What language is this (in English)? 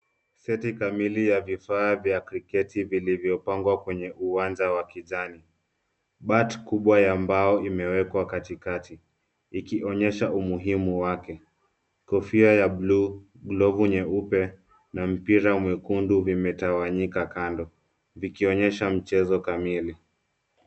Swahili